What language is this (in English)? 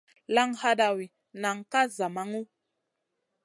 Masana